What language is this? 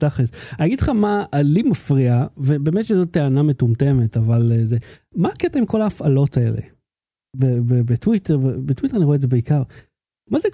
Hebrew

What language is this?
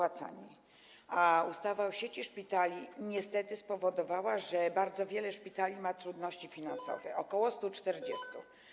Polish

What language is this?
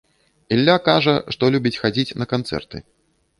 Belarusian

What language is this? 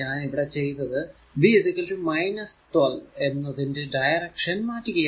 Malayalam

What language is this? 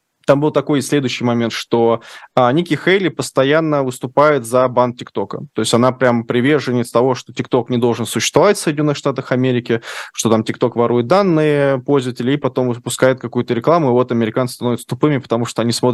Russian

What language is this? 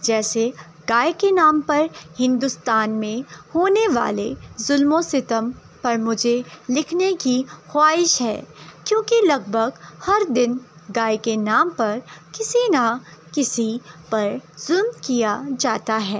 Urdu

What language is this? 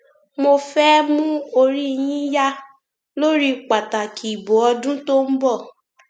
Yoruba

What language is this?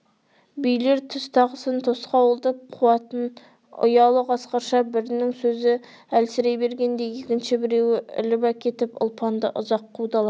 Kazakh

